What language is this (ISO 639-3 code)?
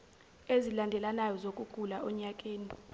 zul